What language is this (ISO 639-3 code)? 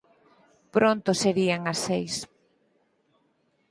glg